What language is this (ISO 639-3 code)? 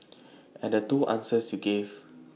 eng